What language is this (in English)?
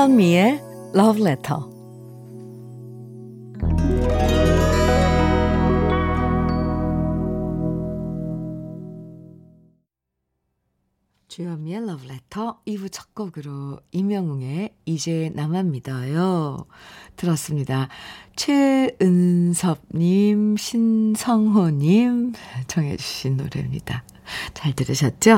Korean